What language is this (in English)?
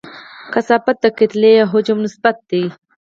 Pashto